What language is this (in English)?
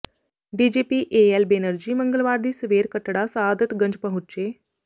Punjabi